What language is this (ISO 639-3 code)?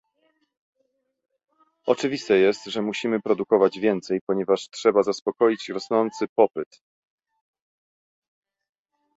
pol